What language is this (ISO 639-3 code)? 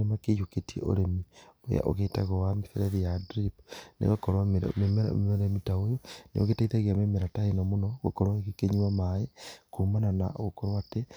kik